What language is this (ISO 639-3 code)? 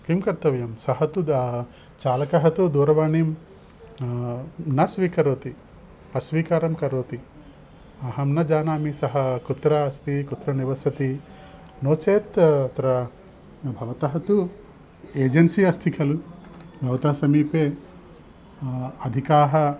san